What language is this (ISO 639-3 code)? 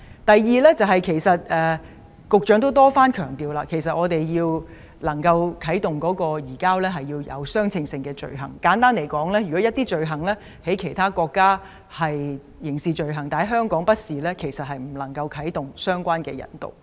yue